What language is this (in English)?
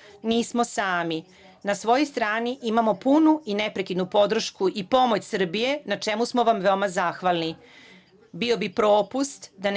Serbian